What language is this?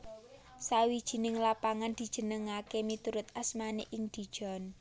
Javanese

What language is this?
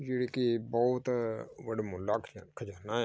Punjabi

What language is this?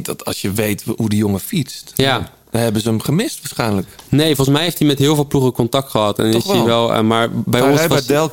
Dutch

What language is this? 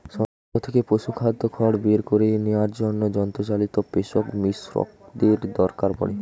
Bangla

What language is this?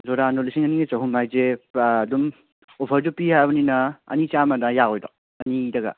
Manipuri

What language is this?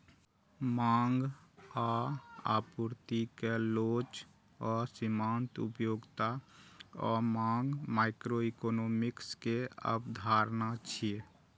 Maithili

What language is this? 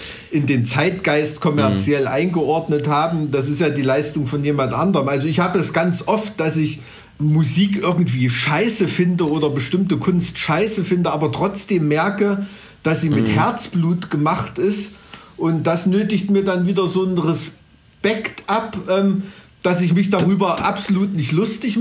German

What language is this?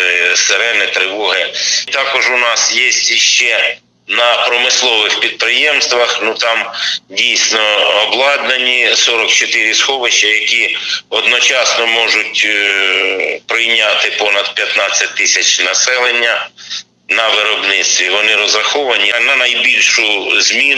Ukrainian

